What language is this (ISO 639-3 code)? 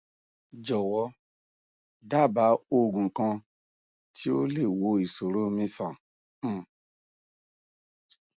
yor